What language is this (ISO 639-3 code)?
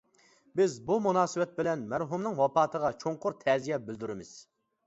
uig